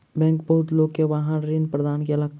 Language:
Maithili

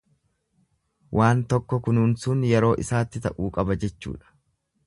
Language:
Oromo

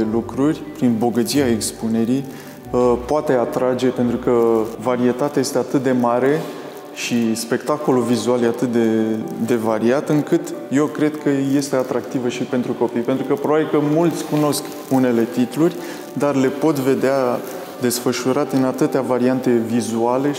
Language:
Romanian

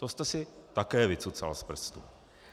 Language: Czech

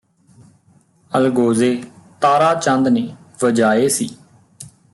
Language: Punjabi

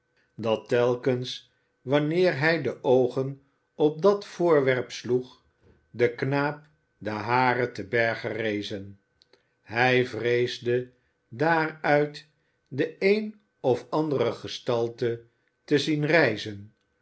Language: Dutch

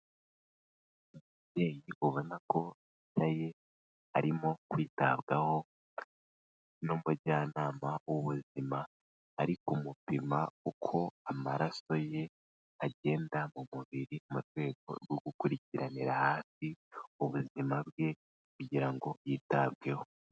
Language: Kinyarwanda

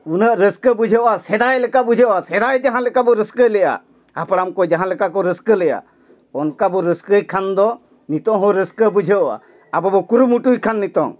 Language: Santali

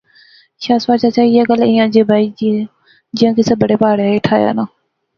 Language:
Pahari-Potwari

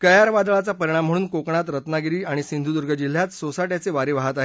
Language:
Marathi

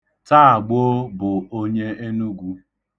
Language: Igbo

